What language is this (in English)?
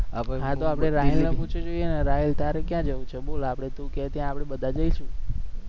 Gujarati